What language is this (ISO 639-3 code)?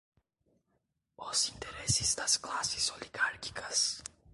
por